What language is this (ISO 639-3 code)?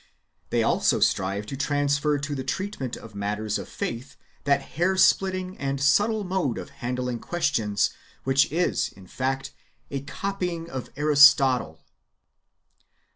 eng